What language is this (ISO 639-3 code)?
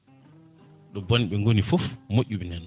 ful